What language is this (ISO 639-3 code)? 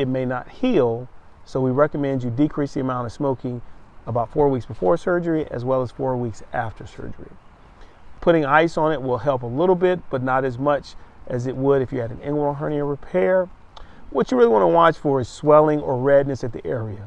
eng